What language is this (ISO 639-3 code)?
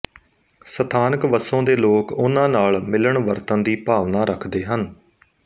pan